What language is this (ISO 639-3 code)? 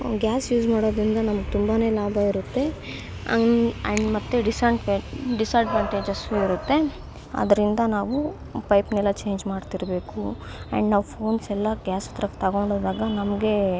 kan